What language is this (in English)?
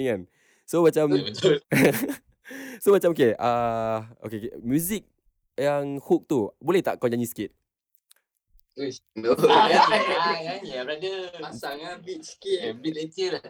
Malay